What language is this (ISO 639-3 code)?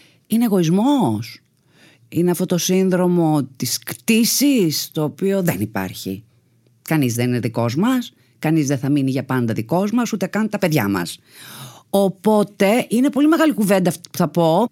ell